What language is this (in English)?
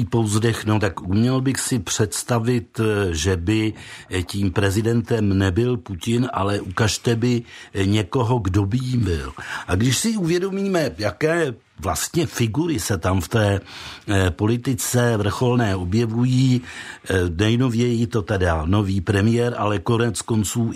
Czech